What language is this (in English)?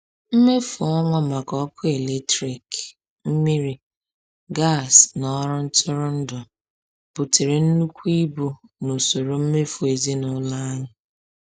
Igbo